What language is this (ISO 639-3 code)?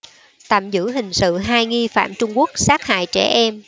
vie